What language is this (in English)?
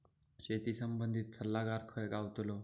Marathi